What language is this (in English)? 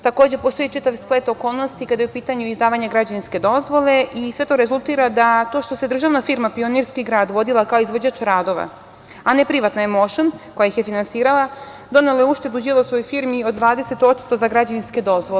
Serbian